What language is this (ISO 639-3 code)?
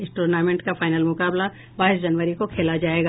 hin